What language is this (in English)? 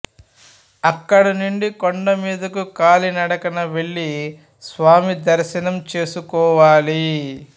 Telugu